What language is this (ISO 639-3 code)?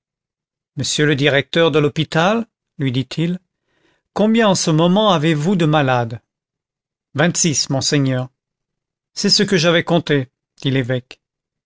fra